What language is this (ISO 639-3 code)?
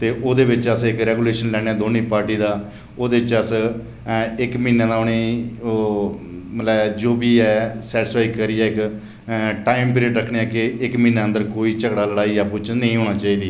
doi